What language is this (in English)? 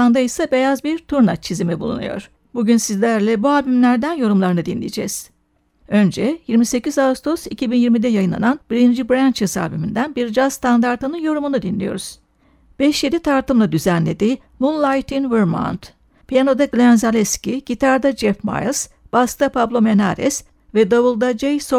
Turkish